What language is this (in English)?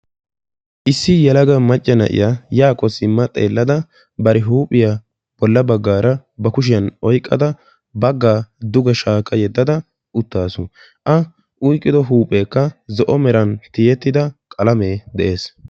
Wolaytta